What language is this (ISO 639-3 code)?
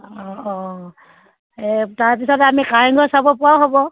asm